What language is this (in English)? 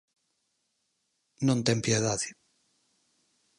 Galician